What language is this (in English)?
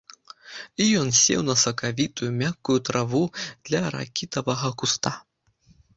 Belarusian